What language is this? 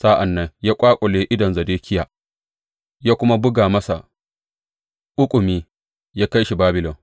Hausa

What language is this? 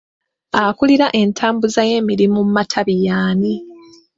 Ganda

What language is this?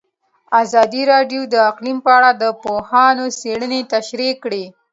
Pashto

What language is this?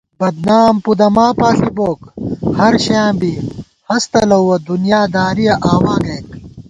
Gawar-Bati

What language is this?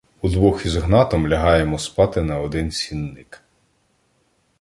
Ukrainian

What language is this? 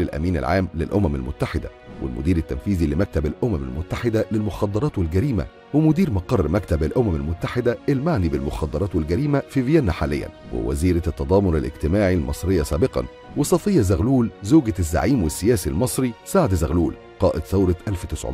Arabic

